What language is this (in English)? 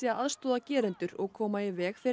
Icelandic